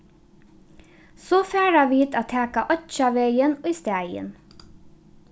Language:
Faroese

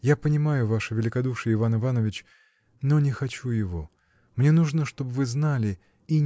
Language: Russian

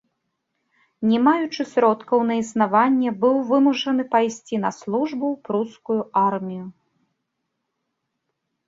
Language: Belarusian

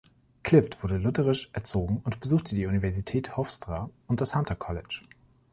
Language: German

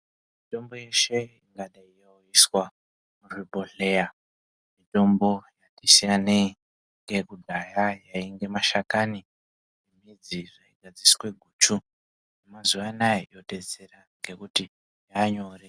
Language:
Ndau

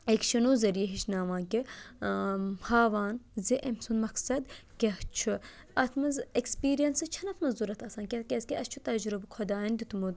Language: Kashmiri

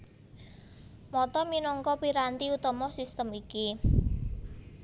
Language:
Javanese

